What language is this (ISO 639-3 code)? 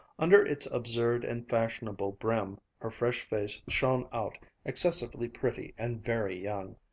eng